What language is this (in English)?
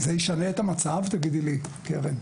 Hebrew